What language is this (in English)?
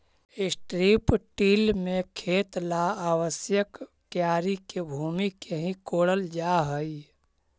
Magahi